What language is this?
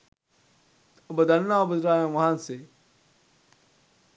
Sinhala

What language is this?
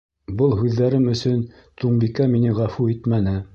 Bashkir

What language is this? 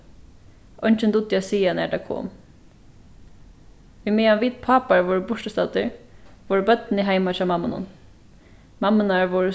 Faroese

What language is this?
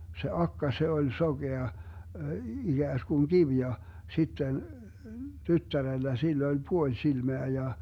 Finnish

